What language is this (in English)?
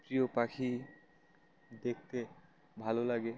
Bangla